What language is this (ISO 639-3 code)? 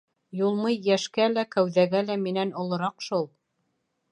bak